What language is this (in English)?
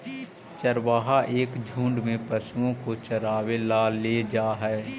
Magahi